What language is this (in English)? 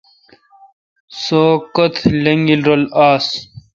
Kalkoti